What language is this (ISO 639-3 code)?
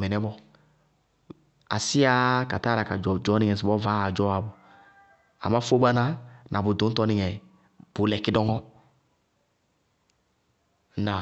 bqg